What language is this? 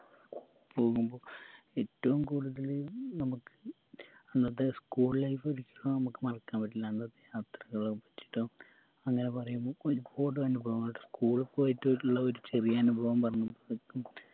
Malayalam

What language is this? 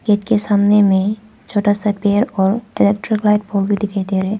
Hindi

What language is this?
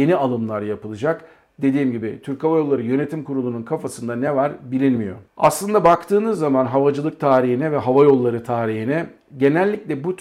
Turkish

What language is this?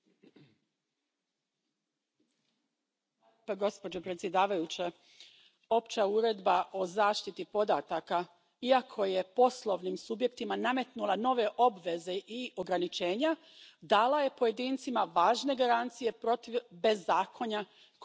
Croatian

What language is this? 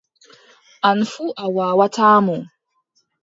Adamawa Fulfulde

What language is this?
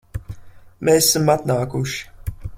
Latvian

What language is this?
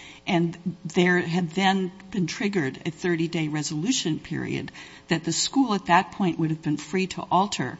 English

